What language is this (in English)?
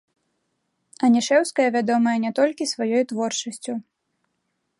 Belarusian